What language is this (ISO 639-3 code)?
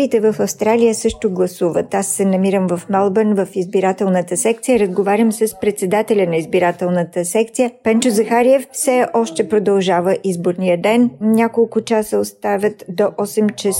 bul